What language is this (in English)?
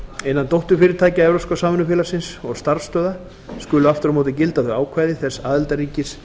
Icelandic